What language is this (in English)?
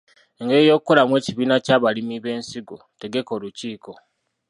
Ganda